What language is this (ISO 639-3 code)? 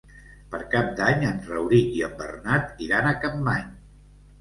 cat